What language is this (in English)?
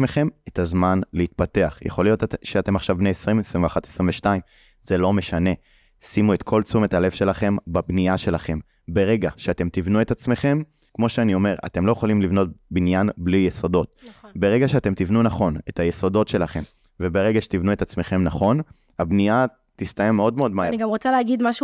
Hebrew